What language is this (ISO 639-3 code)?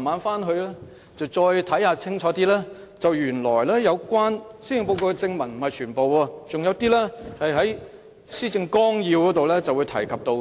yue